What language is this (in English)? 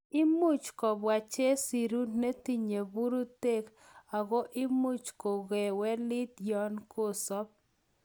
Kalenjin